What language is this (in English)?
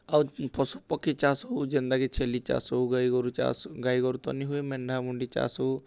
Odia